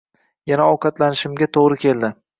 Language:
Uzbek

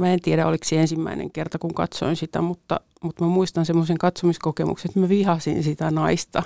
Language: Finnish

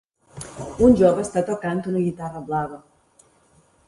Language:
Catalan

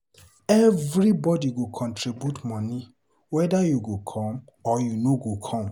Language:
Nigerian Pidgin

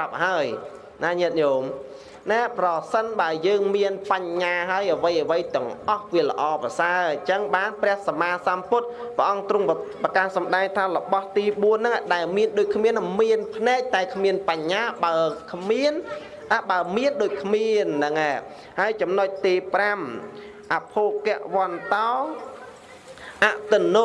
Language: Vietnamese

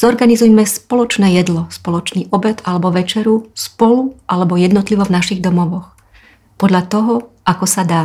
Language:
Slovak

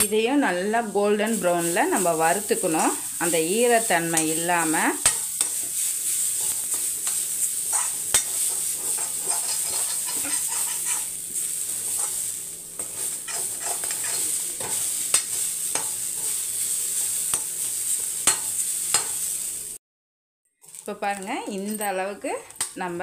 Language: Tamil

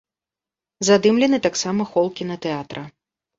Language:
Belarusian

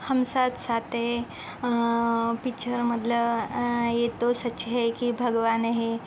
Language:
Marathi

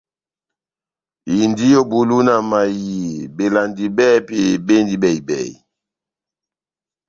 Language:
Batanga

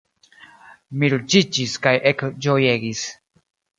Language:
Esperanto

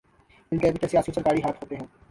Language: Urdu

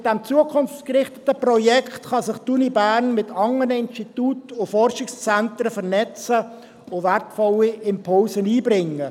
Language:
Swiss German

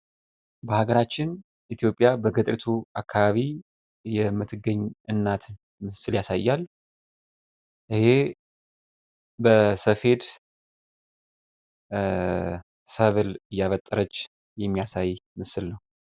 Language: Amharic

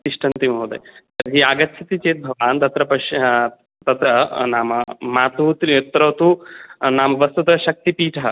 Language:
Sanskrit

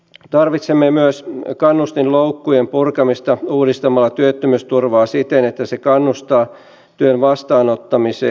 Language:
Finnish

